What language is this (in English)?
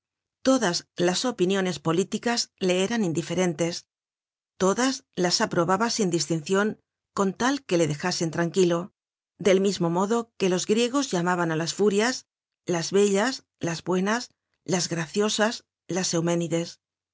Spanish